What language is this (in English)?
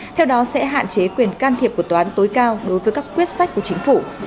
Vietnamese